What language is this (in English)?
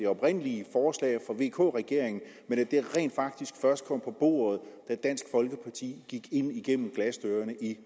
Danish